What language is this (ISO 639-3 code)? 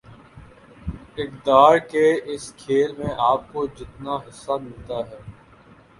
urd